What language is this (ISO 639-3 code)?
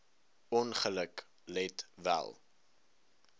afr